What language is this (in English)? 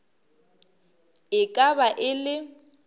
Northern Sotho